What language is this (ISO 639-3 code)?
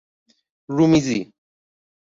fas